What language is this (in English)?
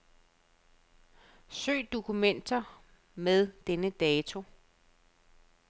Danish